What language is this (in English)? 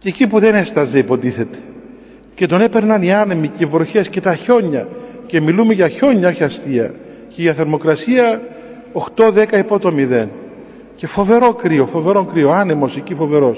Greek